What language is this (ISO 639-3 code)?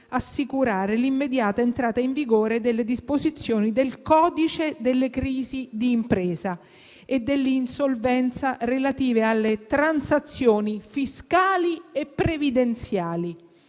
ita